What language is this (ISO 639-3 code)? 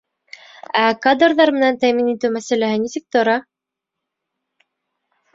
bak